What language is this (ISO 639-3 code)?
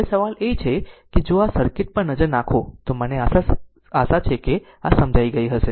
guj